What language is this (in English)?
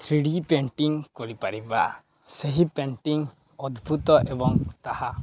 Odia